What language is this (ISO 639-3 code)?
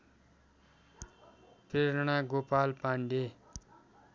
nep